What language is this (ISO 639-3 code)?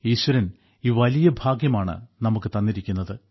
mal